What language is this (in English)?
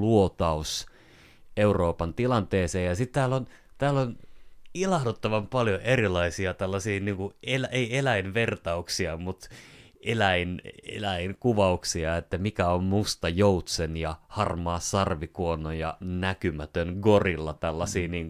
Finnish